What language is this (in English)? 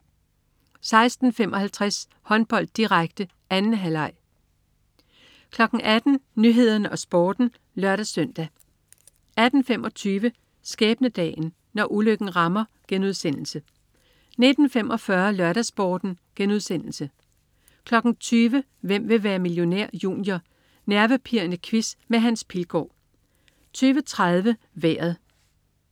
Danish